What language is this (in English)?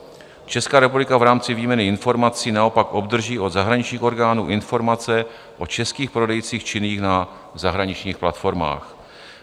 Czech